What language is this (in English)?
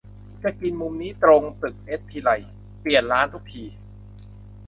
Thai